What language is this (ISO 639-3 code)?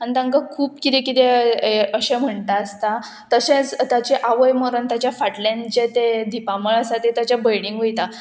kok